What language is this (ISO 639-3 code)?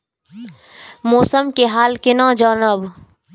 mai